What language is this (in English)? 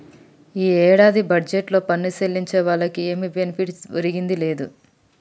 Telugu